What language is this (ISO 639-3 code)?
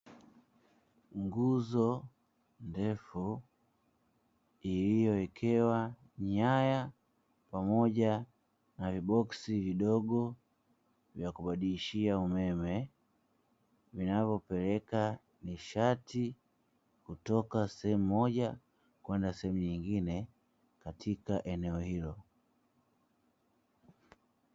swa